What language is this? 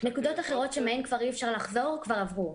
Hebrew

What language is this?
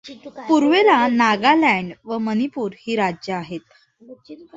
Marathi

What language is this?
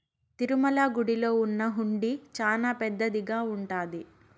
Telugu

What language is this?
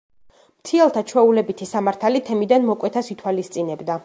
Georgian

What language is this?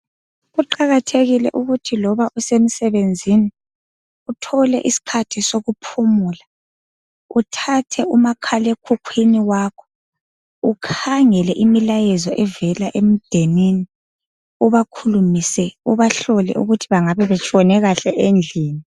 North Ndebele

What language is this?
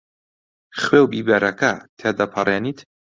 Central Kurdish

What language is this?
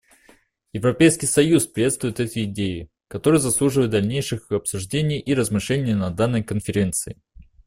Russian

